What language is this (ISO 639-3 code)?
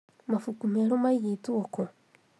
kik